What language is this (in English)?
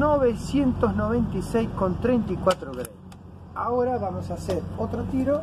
Spanish